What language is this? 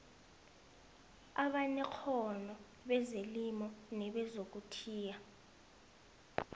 South Ndebele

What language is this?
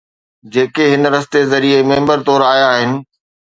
Sindhi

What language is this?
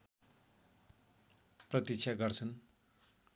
Nepali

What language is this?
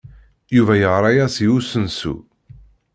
Kabyle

